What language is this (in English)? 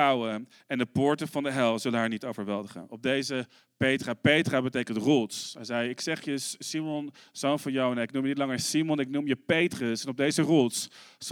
Dutch